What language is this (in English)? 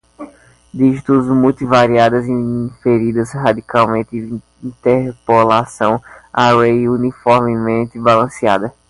Portuguese